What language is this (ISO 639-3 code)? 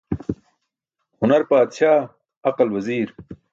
bsk